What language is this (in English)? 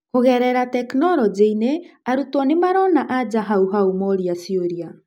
Kikuyu